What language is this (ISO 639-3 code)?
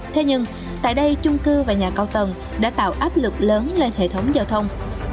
vie